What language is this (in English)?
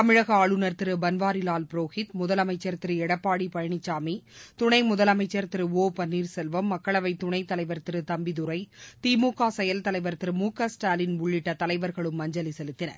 Tamil